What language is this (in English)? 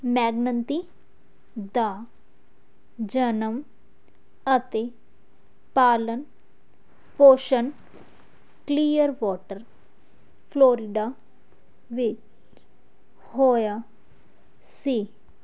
Punjabi